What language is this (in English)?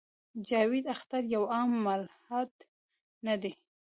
Pashto